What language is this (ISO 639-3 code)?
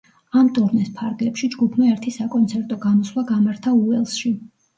kat